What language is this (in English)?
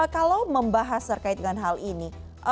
Indonesian